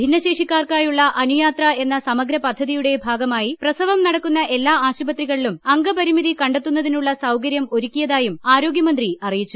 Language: Malayalam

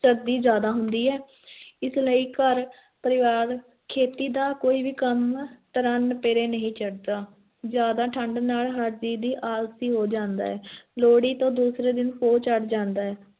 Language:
Punjabi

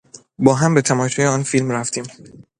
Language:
Persian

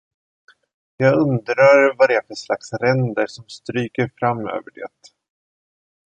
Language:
Swedish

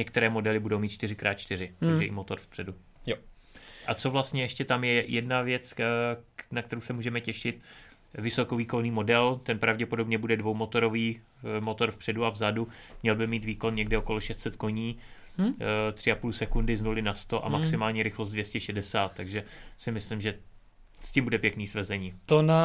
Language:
Czech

